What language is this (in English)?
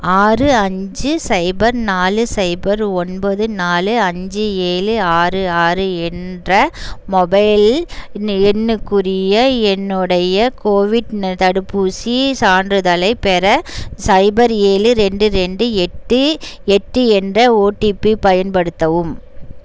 Tamil